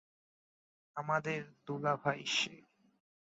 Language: Bangla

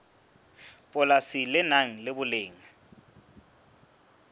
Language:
Southern Sotho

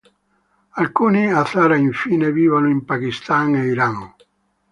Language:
Italian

